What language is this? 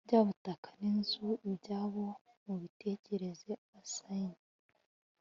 Kinyarwanda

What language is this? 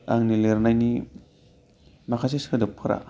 Bodo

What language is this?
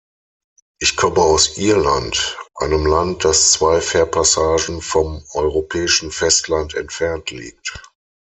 German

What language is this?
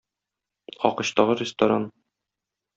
Tatar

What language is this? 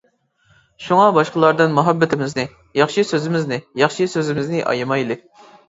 Uyghur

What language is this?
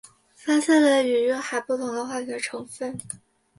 Chinese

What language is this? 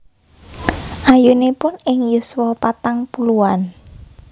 Javanese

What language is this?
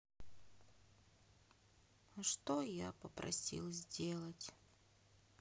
Russian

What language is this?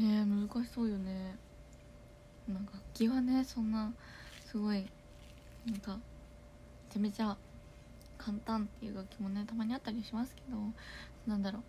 Japanese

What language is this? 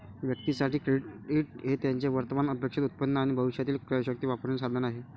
Marathi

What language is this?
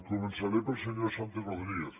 Catalan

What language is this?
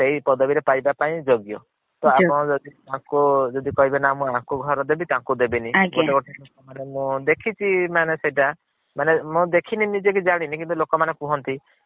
Odia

